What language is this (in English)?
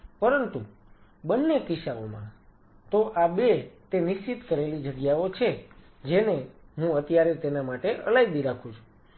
Gujarati